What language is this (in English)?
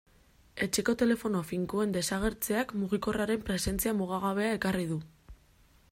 Basque